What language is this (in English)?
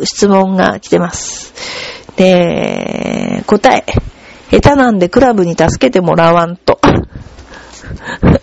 Japanese